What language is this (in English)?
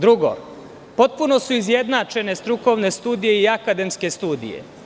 Serbian